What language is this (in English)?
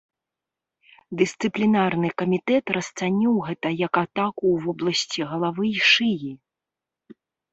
Belarusian